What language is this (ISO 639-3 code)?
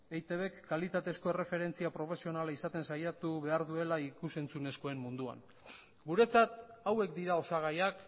eus